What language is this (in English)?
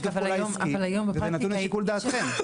Hebrew